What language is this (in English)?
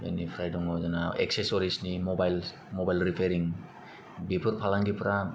Bodo